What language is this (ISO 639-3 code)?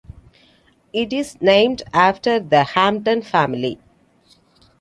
eng